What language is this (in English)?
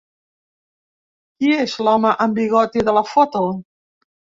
Catalan